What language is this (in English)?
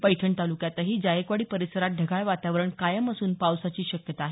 Marathi